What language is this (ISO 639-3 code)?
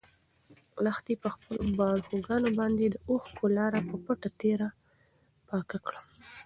pus